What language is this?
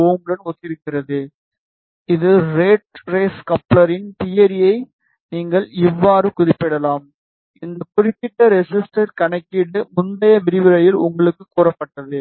Tamil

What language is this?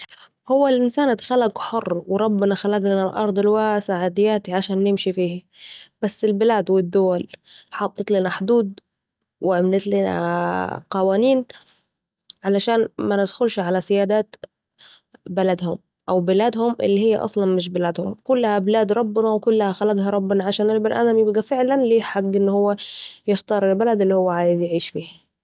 Saidi Arabic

